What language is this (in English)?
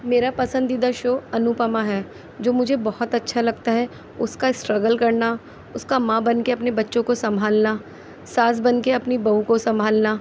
Urdu